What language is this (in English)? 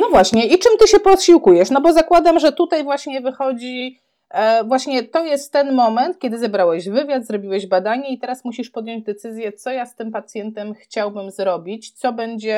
Polish